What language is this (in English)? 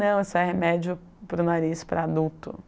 Portuguese